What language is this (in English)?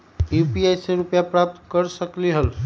Magahi